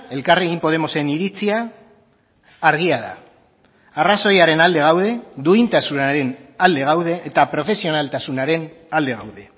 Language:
Basque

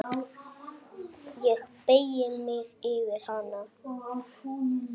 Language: Icelandic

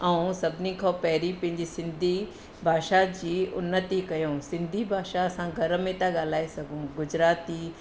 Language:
Sindhi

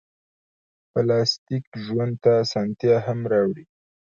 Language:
Pashto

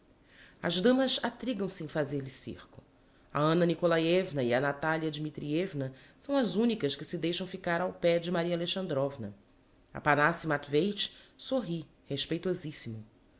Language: Portuguese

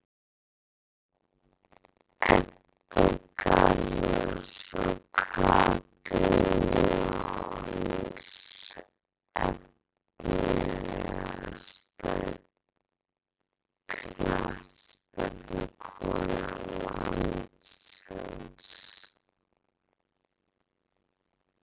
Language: Icelandic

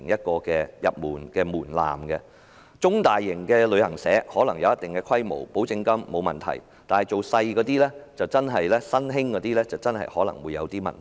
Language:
Cantonese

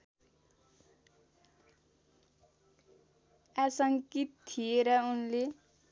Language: Nepali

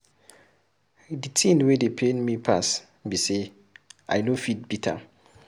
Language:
Nigerian Pidgin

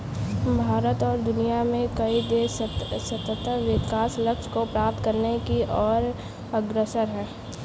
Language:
Hindi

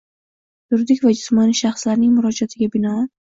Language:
Uzbek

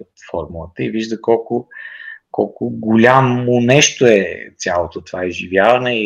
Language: Bulgarian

